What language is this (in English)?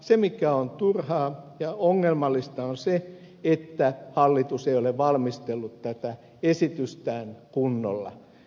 Finnish